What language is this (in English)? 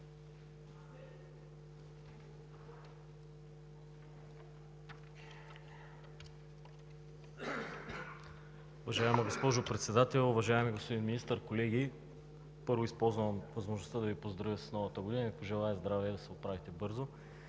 Bulgarian